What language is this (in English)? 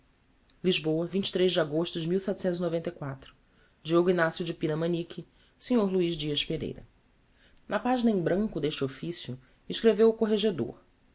Portuguese